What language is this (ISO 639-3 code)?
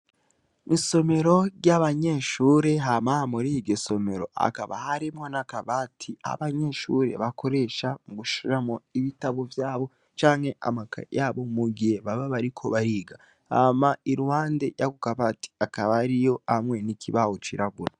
run